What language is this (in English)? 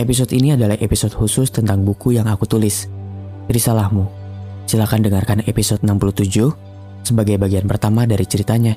Indonesian